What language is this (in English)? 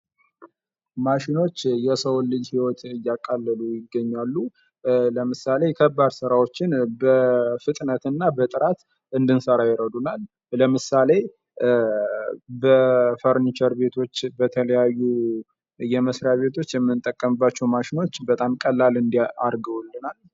Amharic